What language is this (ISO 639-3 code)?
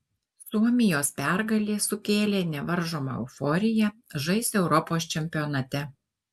lit